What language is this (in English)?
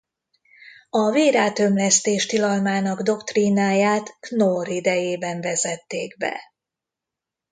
Hungarian